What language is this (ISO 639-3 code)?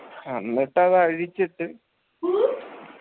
mal